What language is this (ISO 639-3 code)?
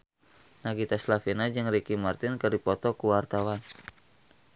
sun